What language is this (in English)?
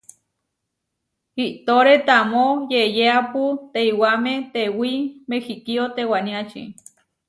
Huarijio